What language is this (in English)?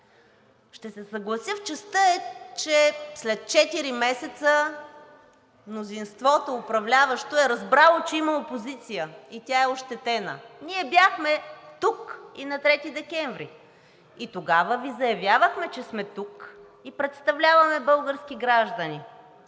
Bulgarian